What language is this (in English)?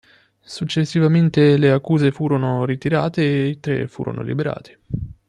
Italian